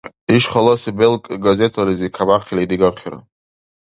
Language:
Dargwa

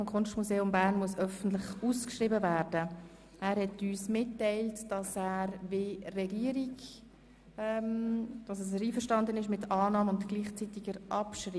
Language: Swiss German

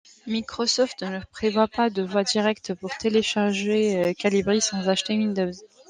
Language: French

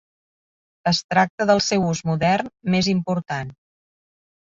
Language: Catalan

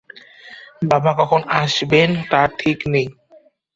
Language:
Bangla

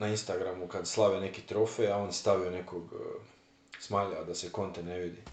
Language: Croatian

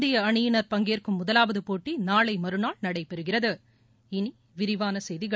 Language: Tamil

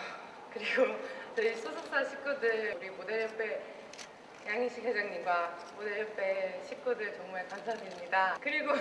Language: Korean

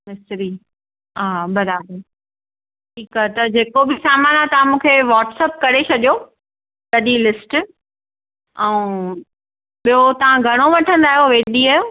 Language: Sindhi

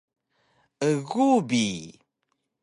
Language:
Taroko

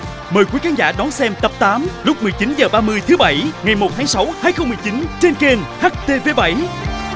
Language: Vietnamese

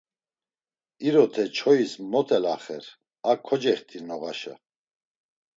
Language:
Laz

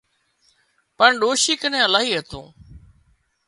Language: Wadiyara Koli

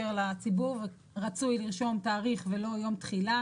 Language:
Hebrew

